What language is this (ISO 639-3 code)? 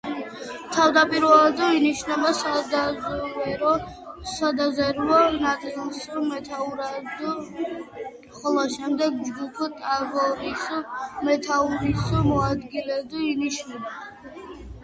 kat